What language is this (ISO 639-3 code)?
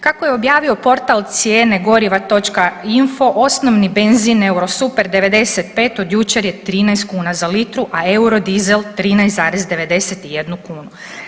hrv